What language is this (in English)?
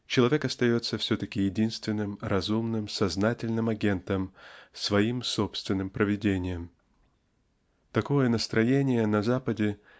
Russian